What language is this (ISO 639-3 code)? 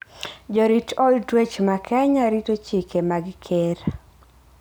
luo